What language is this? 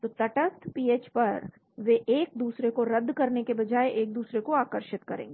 Hindi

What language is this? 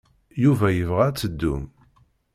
Kabyle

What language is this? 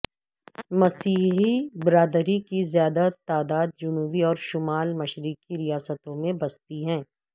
Urdu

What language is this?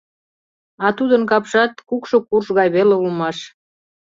Mari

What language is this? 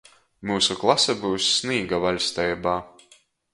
Latgalian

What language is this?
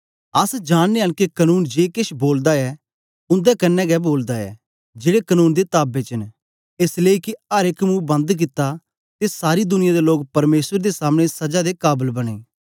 Dogri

